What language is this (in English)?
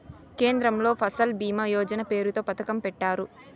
Telugu